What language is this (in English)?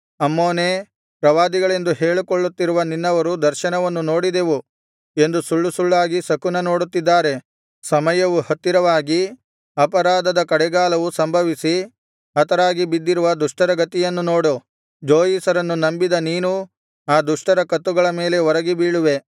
Kannada